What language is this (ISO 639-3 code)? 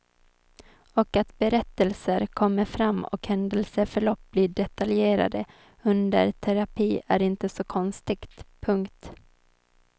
swe